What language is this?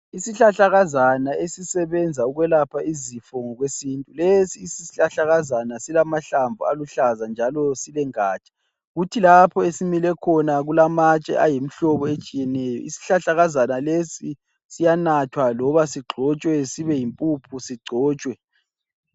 North Ndebele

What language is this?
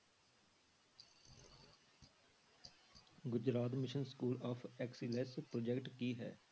Punjabi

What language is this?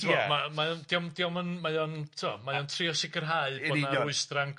Welsh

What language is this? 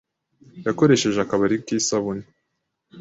Kinyarwanda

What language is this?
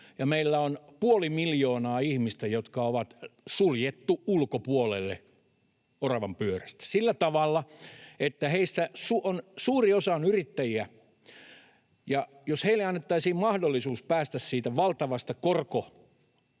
Finnish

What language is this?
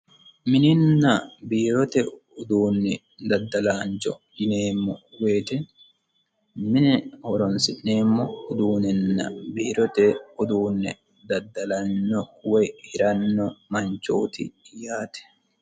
Sidamo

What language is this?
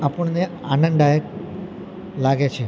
Gujarati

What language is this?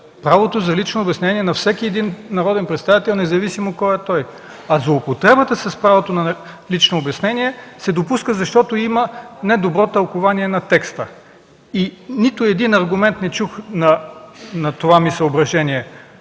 Bulgarian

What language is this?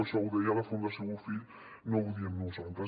Catalan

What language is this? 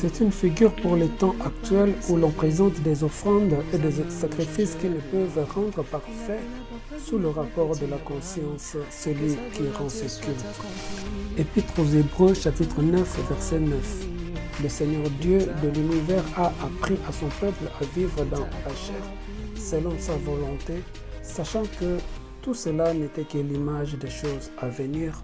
French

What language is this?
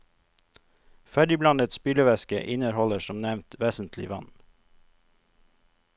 Norwegian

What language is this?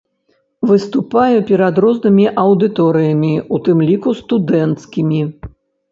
Belarusian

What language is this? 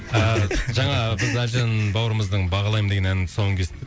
Kazakh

